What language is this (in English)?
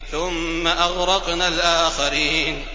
Arabic